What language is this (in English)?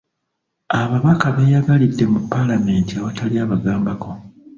Ganda